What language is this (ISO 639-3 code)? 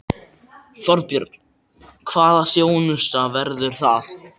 isl